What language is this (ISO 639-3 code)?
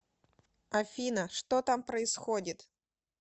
rus